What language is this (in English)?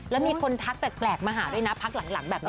Thai